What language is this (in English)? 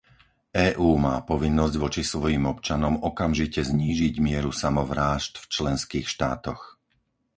Slovak